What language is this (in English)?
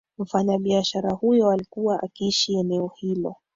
Swahili